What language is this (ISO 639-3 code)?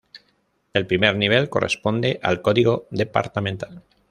spa